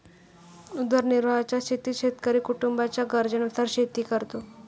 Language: Marathi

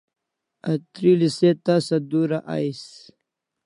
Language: Kalasha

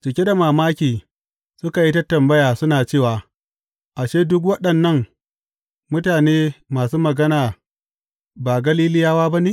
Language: Hausa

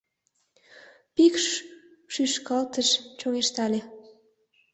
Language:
Mari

